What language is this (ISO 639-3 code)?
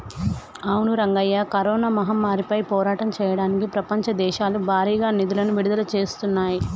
tel